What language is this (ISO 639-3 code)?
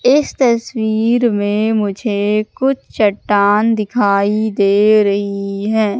hin